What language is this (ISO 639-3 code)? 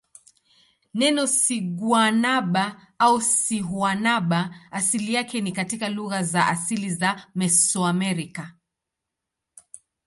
swa